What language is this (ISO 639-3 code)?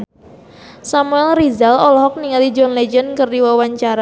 sun